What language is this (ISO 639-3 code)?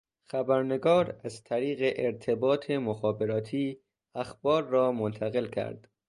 fas